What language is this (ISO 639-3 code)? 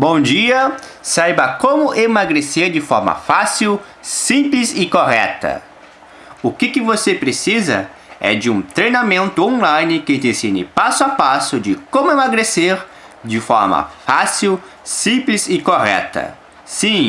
por